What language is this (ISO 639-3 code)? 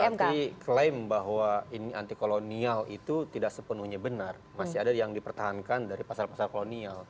ind